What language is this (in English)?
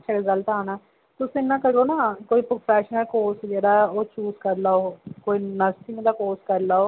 Dogri